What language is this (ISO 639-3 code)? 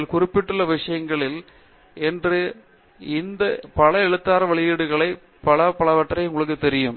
tam